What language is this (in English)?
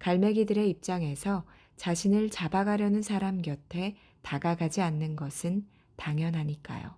Korean